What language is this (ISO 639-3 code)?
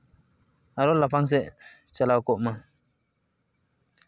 sat